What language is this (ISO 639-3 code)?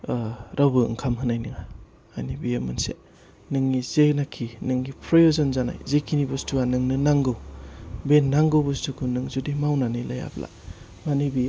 brx